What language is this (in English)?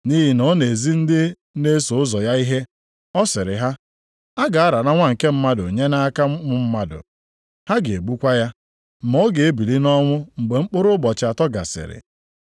Igbo